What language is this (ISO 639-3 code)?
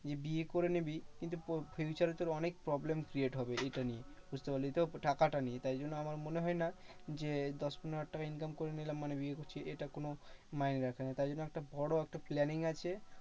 ben